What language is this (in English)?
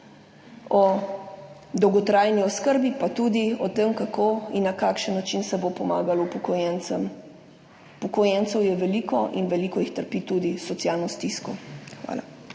Slovenian